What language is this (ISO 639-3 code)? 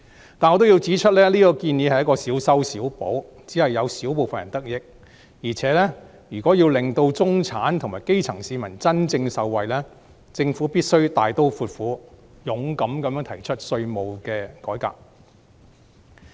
yue